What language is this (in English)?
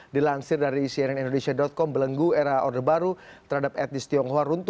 Indonesian